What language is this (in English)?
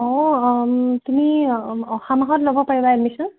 Assamese